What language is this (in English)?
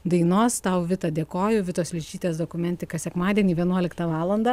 Lithuanian